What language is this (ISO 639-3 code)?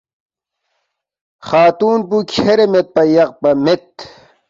bft